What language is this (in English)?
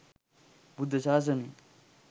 Sinhala